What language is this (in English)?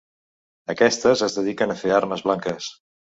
Catalan